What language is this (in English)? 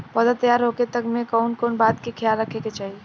Bhojpuri